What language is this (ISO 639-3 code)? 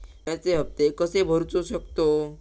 mar